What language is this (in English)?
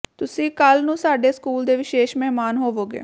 Punjabi